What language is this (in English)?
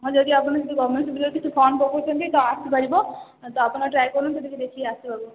Odia